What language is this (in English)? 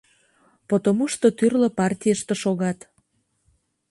Mari